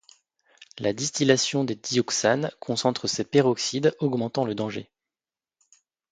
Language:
French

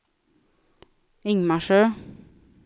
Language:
Swedish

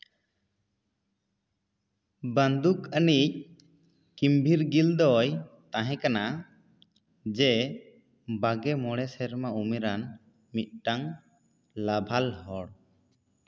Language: Santali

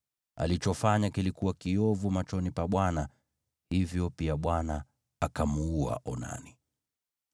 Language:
Swahili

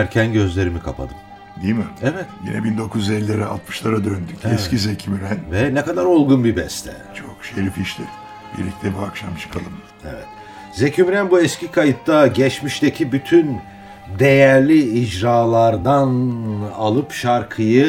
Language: Turkish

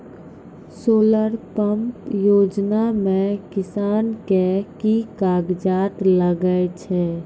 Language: Maithili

